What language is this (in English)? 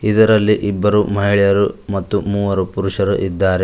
Kannada